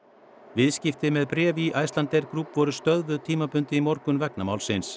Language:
Icelandic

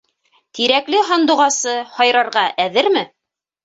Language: Bashkir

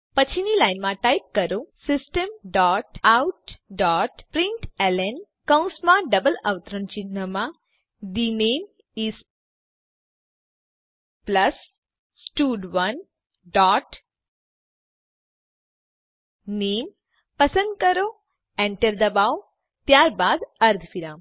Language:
Gujarati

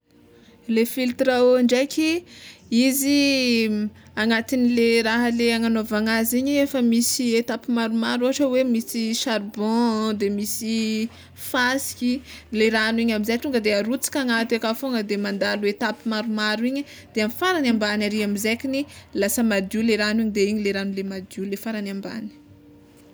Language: Tsimihety Malagasy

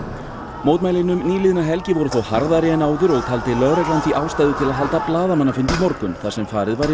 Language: Icelandic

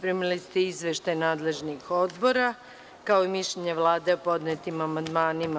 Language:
Serbian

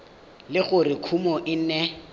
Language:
Tswana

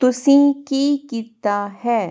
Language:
Punjabi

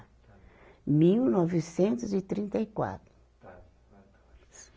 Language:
Portuguese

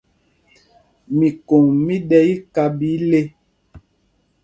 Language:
Mpumpong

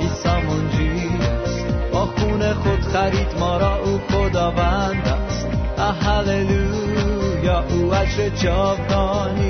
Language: Persian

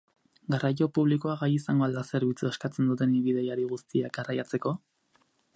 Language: Basque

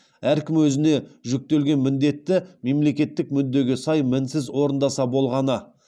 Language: Kazakh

